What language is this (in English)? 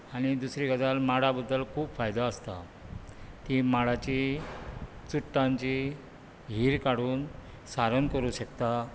Konkani